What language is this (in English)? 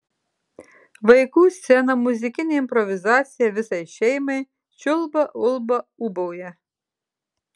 Lithuanian